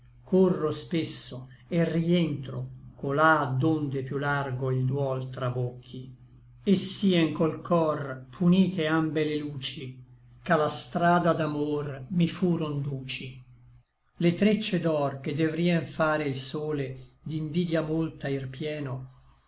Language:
Italian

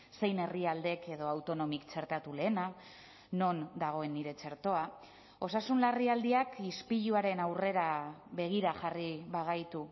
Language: Basque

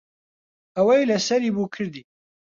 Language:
Central Kurdish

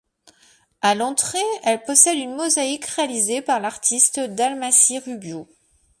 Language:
French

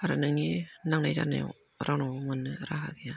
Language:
Bodo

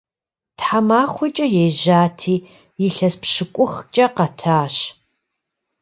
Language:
Kabardian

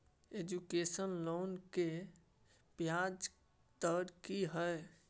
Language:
Maithili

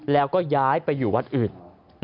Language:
Thai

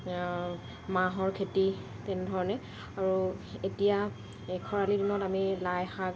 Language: Assamese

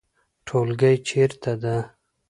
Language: Pashto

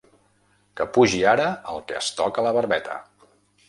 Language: Catalan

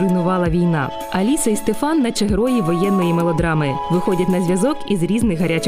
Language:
Ukrainian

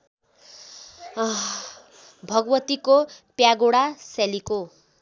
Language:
Nepali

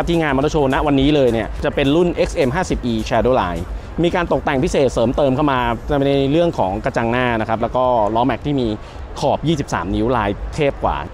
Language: Thai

